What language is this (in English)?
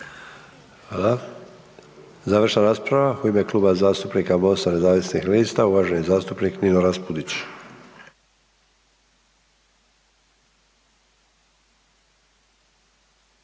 Croatian